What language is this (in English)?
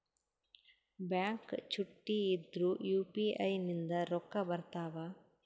Kannada